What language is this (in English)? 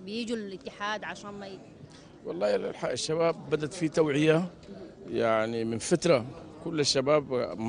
Arabic